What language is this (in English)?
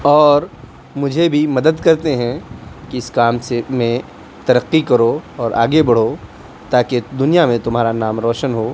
Urdu